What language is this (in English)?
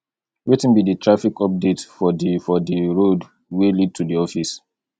Nigerian Pidgin